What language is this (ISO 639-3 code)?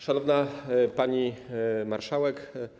pol